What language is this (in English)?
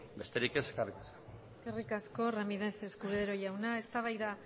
Basque